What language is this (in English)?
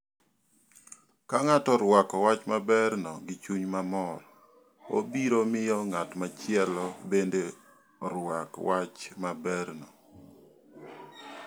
Luo (Kenya and Tanzania)